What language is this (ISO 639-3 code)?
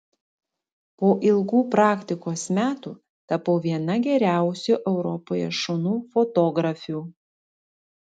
lit